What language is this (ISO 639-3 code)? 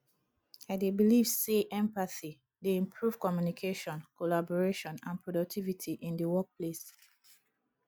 pcm